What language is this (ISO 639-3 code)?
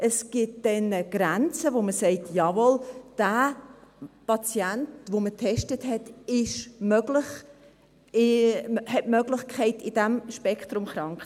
gsw